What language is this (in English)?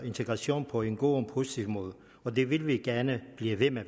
Danish